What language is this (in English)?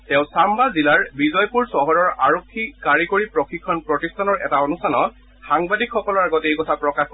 Assamese